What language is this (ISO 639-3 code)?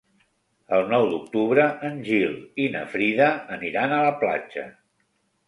cat